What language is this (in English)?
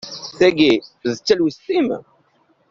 Kabyle